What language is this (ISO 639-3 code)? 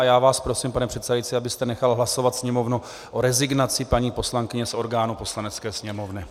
ces